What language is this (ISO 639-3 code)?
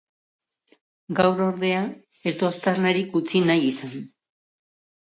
eus